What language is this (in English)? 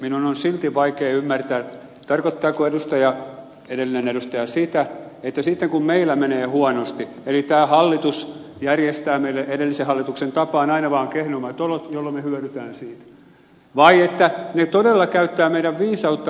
Finnish